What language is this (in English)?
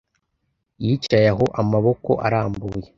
Kinyarwanda